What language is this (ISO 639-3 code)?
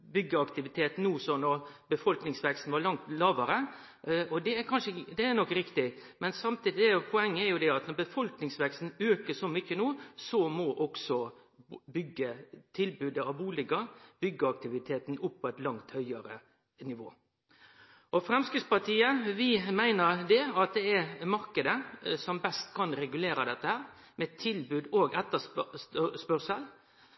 nno